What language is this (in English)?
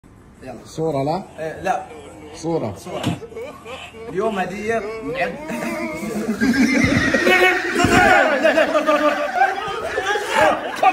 Arabic